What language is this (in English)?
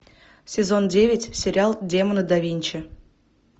Russian